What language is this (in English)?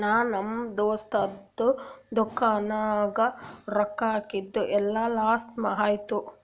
Kannada